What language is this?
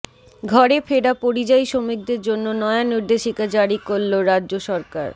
Bangla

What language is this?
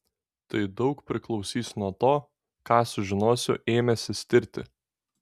Lithuanian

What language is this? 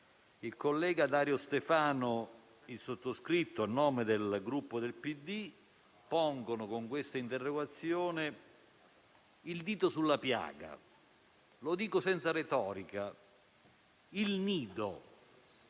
Italian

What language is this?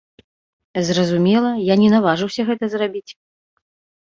Belarusian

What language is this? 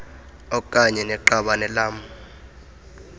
Xhosa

